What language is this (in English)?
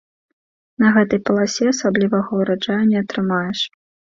Belarusian